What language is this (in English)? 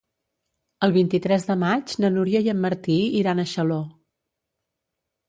Catalan